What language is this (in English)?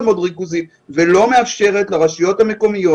Hebrew